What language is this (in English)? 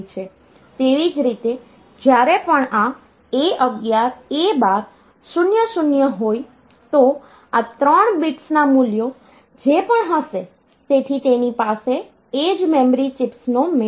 Gujarati